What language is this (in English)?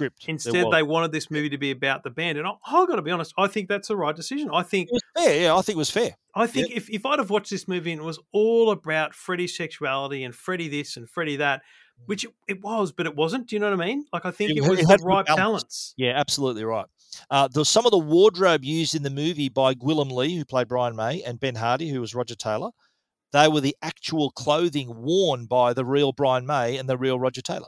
English